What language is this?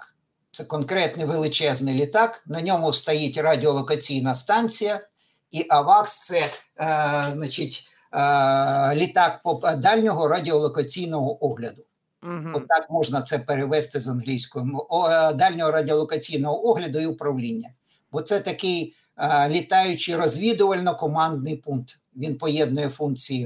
Ukrainian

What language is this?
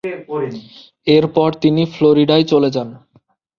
Bangla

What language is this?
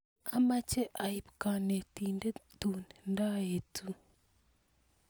Kalenjin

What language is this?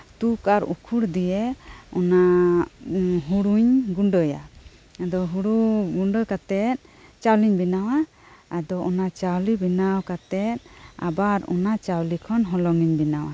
Santali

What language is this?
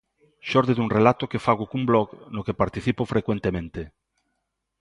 Galician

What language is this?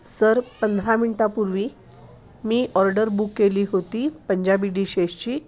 Marathi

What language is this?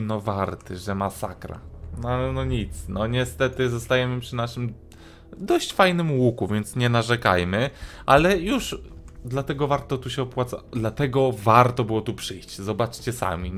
Polish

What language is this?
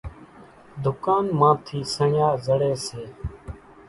Kachi Koli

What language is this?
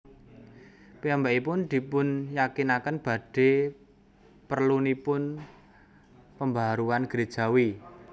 Javanese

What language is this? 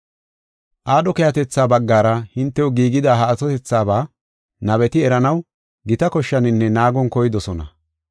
Gofa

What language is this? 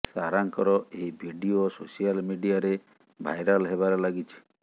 Odia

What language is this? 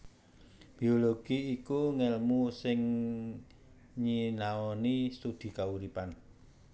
Javanese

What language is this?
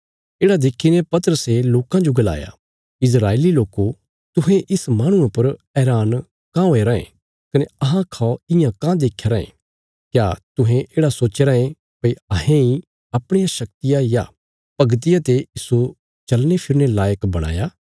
Bilaspuri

